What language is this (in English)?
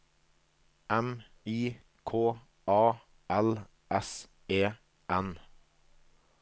Norwegian